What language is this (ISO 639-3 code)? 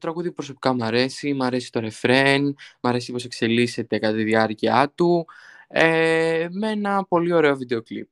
ell